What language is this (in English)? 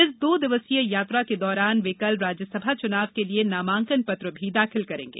Hindi